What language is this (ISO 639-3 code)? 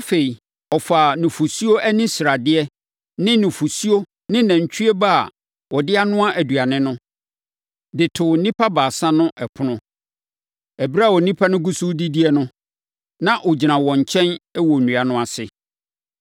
aka